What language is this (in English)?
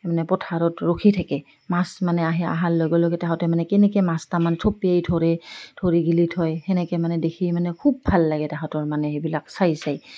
Assamese